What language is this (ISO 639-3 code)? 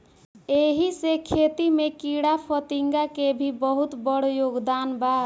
bho